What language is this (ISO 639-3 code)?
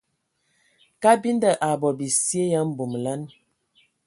ewo